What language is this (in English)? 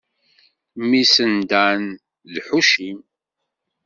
Kabyle